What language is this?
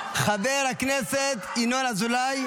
Hebrew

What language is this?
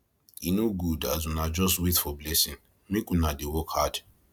Nigerian Pidgin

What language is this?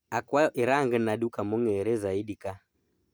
Luo (Kenya and Tanzania)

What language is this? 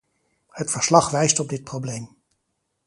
Dutch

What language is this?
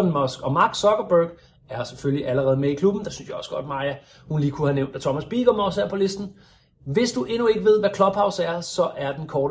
Danish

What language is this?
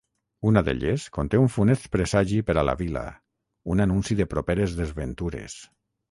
Catalan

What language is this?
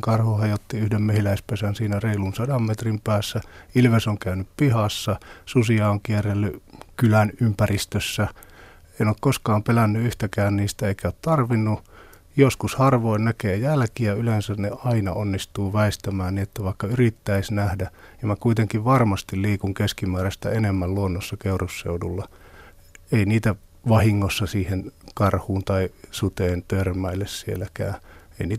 Finnish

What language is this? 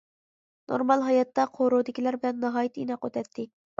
Uyghur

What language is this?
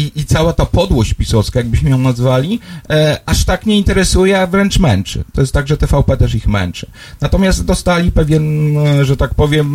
Polish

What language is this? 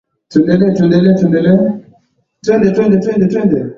Swahili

